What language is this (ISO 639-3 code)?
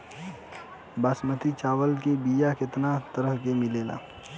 bho